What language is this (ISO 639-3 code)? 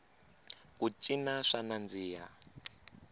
tso